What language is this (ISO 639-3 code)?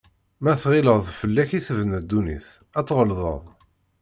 kab